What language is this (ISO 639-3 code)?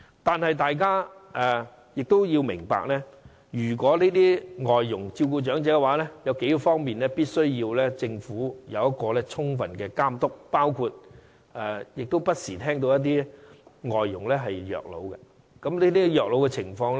yue